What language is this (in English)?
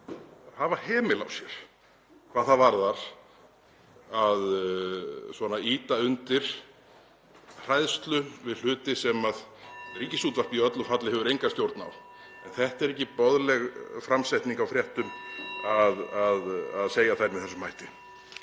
Icelandic